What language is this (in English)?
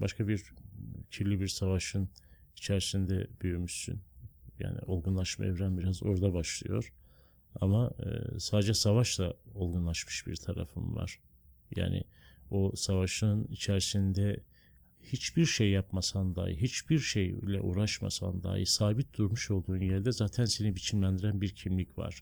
Turkish